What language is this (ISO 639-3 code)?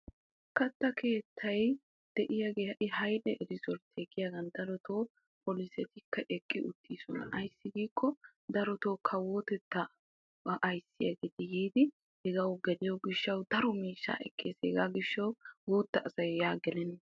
wal